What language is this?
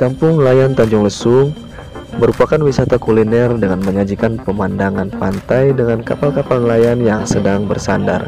Indonesian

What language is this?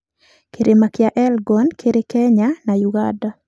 Kikuyu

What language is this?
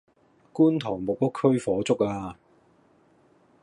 Cantonese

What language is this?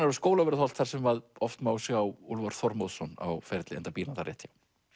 Icelandic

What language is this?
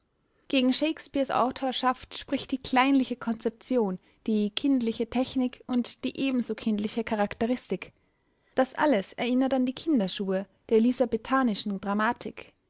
German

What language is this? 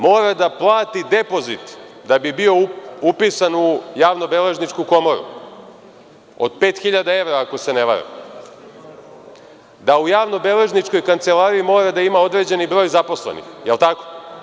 Serbian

